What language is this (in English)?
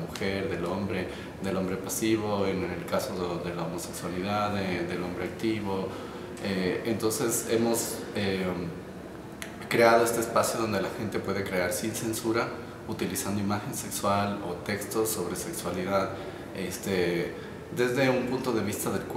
Spanish